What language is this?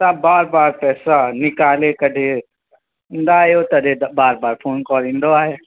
Sindhi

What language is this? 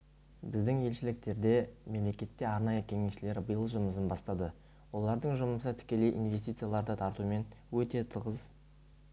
Kazakh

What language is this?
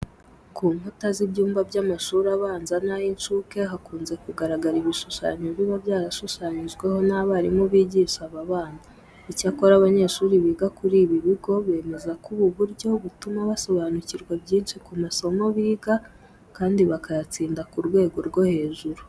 Kinyarwanda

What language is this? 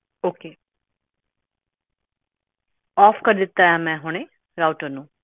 Punjabi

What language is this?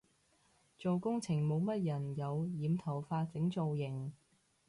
Cantonese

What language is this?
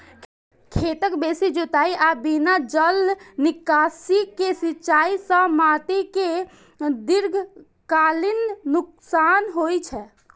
Maithili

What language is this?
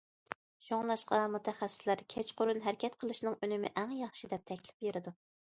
Uyghur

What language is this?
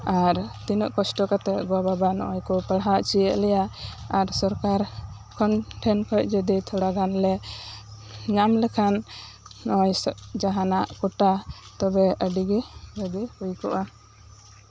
Santali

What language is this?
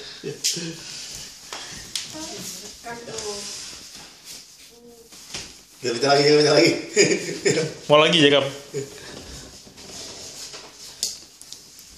Greek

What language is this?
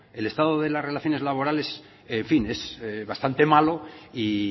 Spanish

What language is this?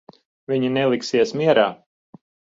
Latvian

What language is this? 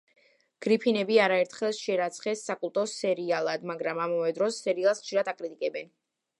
Georgian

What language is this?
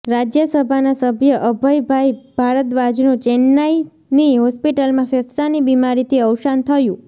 Gujarati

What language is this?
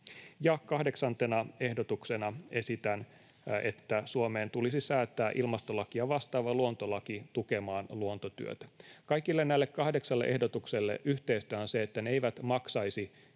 Finnish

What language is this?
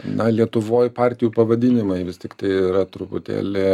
Lithuanian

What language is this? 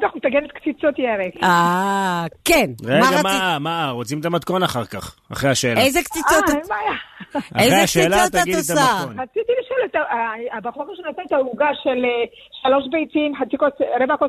Hebrew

